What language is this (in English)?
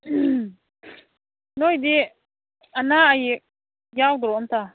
Manipuri